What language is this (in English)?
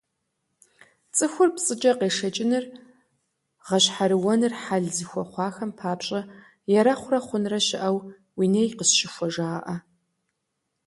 Kabardian